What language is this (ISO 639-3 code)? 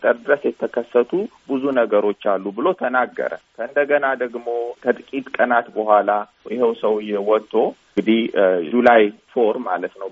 amh